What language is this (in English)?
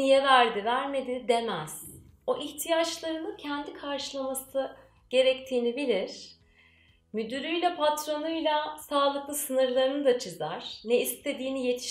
Turkish